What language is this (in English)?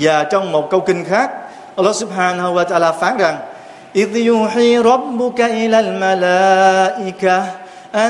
Vietnamese